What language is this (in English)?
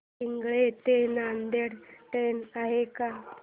Marathi